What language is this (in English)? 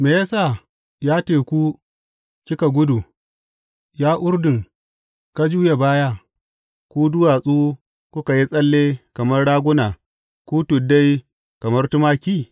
Hausa